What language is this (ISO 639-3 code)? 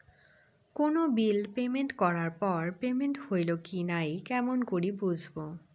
ben